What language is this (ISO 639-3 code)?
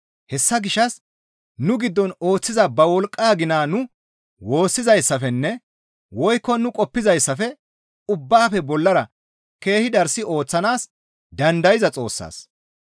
gmv